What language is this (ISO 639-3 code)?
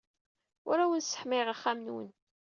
kab